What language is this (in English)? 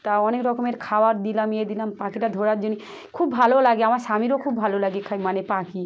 Bangla